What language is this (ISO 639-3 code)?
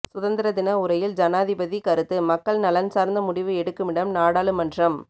tam